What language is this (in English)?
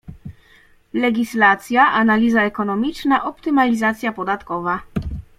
Polish